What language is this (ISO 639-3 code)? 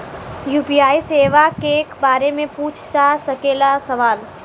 bho